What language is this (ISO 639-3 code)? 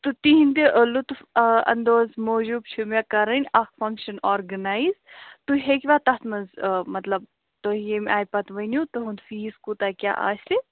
kas